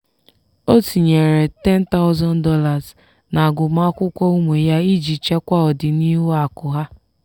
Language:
Igbo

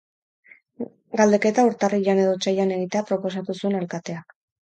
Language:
Basque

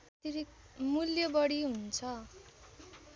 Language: Nepali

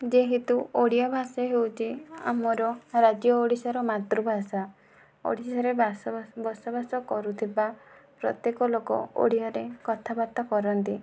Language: Odia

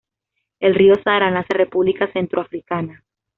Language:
Spanish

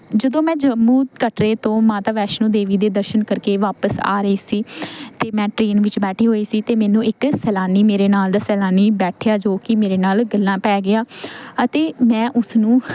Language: Punjabi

